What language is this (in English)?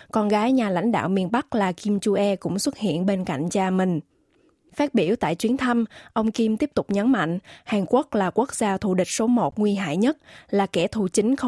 Vietnamese